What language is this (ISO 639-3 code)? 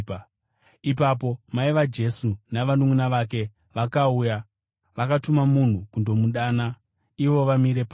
sna